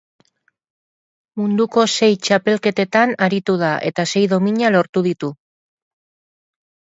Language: Basque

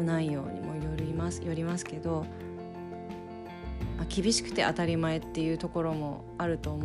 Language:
Japanese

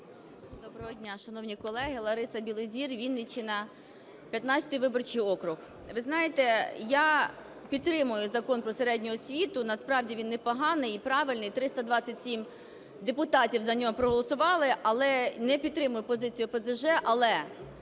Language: Ukrainian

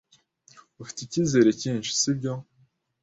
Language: Kinyarwanda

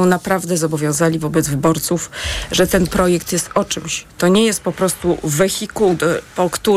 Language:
Polish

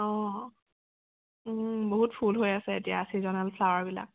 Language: Assamese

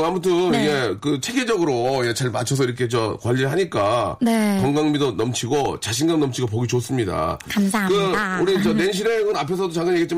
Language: Korean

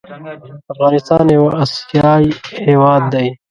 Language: Pashto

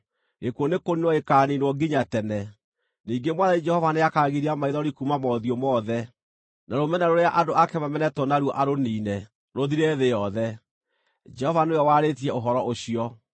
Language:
Kikuyu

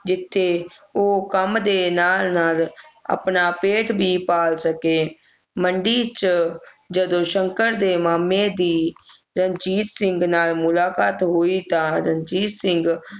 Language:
Punjabi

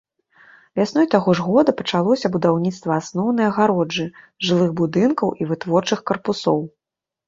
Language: Belarusian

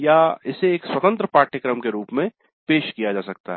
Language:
Hindi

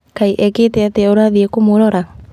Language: Kikuyu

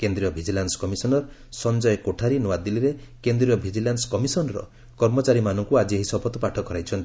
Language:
Odia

